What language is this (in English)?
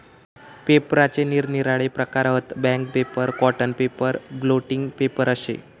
Marathi